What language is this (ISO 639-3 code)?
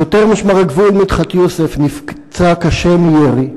heb